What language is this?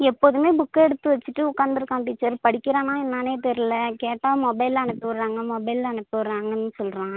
Tamil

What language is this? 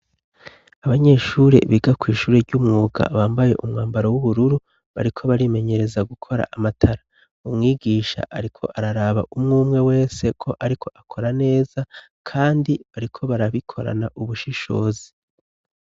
Rundi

